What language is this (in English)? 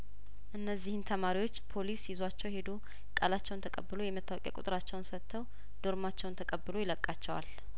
Amharic